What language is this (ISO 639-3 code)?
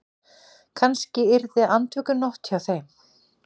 isl